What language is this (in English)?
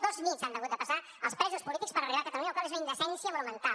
Catalan